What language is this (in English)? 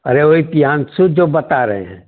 Hindi